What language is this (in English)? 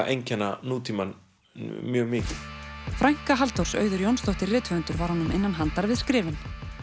Icelandic